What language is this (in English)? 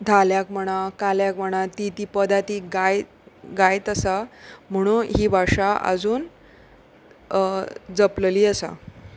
Konkani